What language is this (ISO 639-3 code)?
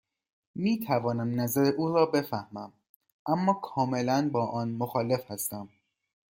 fas